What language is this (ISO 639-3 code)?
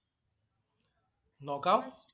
asm